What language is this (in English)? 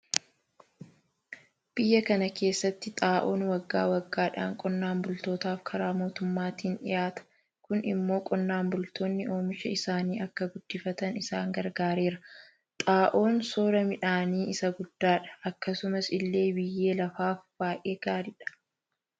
Oromo